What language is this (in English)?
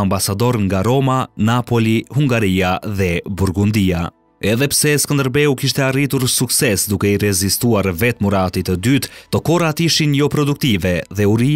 Romanian